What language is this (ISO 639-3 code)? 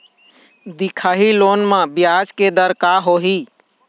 hne